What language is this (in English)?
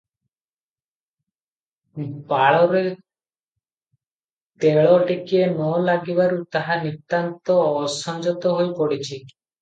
Odia